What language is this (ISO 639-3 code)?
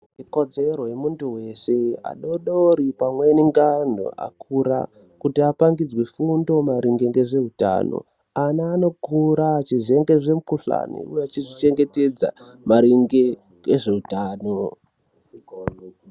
ndc